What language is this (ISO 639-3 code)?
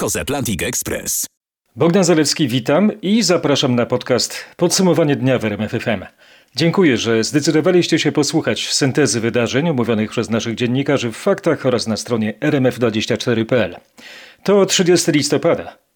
pol